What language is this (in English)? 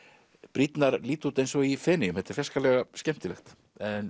Icelandic